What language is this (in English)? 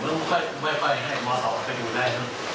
Thai